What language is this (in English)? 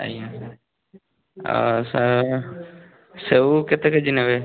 Odia